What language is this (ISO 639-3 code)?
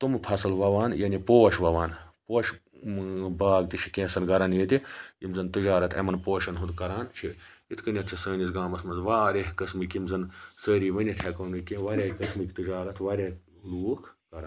kas